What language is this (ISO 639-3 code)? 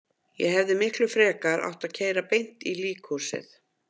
isl